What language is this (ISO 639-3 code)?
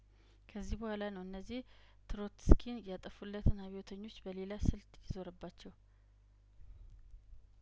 amh